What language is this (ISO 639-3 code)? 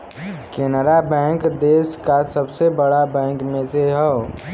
bho